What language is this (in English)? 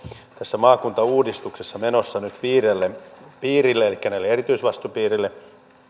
Finnish